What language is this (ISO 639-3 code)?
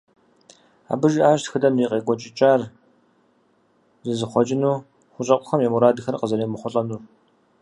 kbd